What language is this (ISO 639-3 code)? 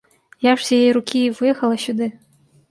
bel